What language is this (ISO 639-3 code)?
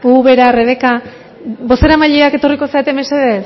eus